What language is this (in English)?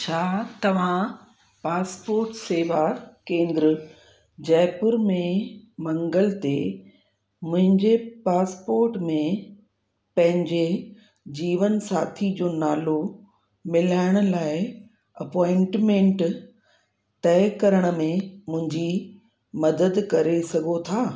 Sindhi